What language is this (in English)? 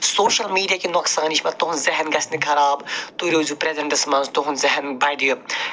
Kashmiri